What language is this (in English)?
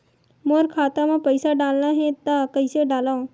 Chhattisgarhi